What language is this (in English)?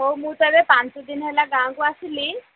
Odia